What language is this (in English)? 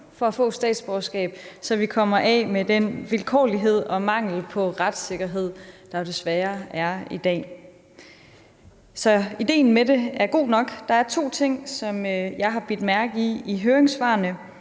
Danish